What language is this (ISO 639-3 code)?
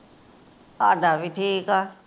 pan